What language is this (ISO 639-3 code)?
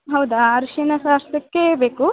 kan